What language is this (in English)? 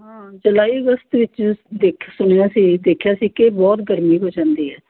Punjabi